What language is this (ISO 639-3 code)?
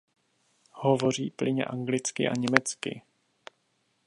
ces